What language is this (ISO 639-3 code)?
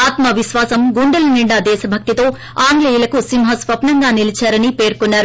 tel